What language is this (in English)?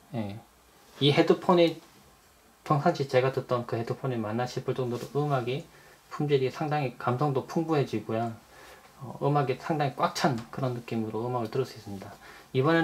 Korean